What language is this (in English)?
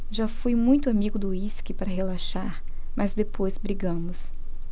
Portuguese